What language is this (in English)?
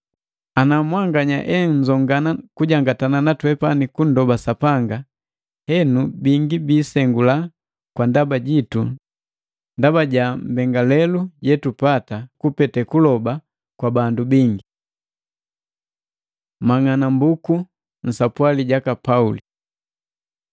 Matengo